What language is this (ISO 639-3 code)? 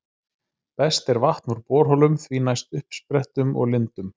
isl